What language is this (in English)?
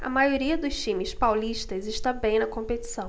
Portuguese